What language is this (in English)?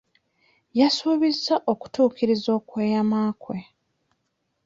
Ganda